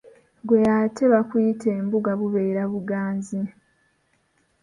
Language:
Ganda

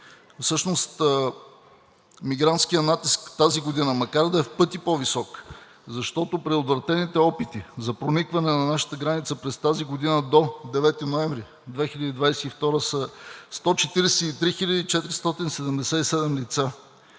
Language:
Bulgarian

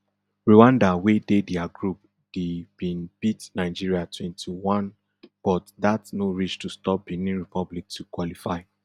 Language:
Nigerian Pidgin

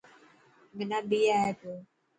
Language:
Dhatki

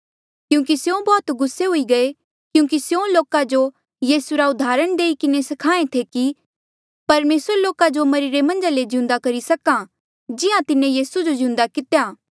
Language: Mandeali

